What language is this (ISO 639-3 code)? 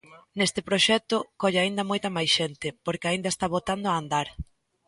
glg